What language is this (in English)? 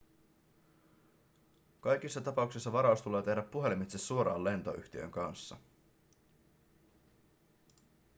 Finnish